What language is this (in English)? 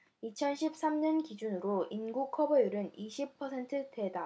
Korean